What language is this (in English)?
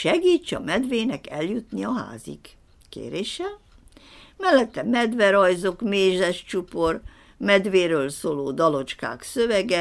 Hungarian